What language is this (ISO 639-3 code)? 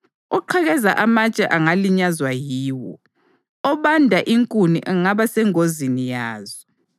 nde